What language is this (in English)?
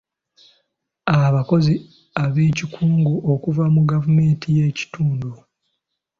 Ganda